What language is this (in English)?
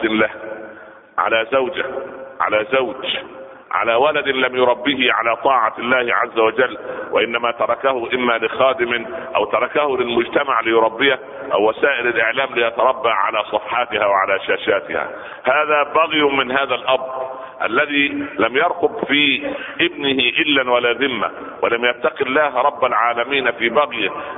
Arabic